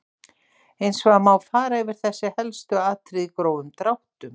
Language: Icelandic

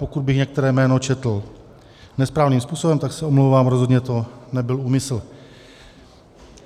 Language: Czech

